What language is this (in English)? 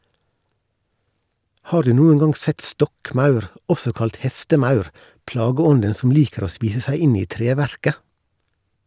Norwegian